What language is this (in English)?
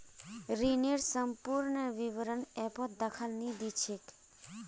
Magahi